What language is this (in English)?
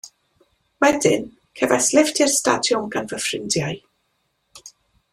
Welsh